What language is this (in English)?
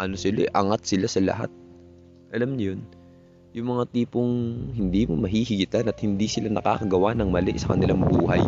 Filipino